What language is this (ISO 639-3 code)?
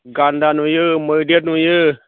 brx